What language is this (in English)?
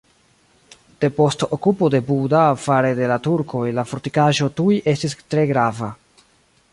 Esperanto